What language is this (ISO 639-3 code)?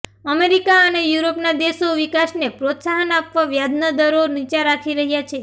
guj